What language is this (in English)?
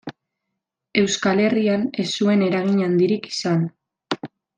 Basque